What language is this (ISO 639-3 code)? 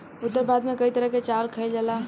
bho